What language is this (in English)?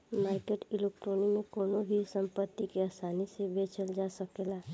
Bhojpuri